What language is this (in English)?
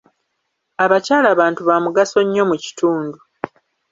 Ganda